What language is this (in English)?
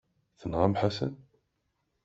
Kabyle